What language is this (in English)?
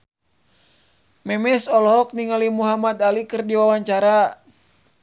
Sundanese